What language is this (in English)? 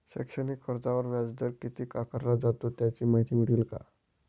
Marathi